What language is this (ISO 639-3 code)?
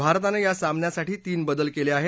mar